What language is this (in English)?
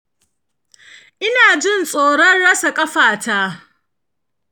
Hausa